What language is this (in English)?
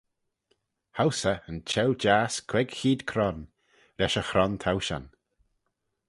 Manx